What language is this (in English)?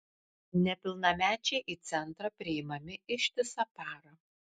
Lithuanian